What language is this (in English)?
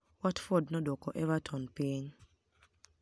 Luo (Kenya and Tanzania)